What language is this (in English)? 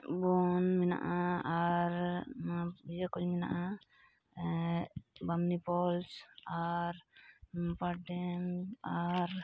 Santali